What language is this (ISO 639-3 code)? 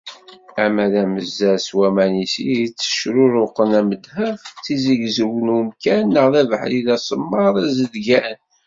kab